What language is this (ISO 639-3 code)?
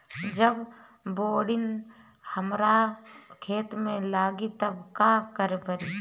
bho